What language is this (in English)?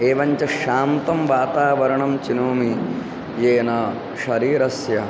Sanskrit